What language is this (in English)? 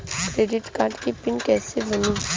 Bhojpuri